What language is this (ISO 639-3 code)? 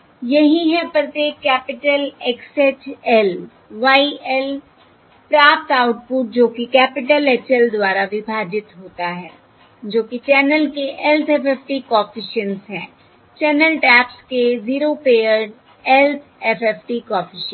hin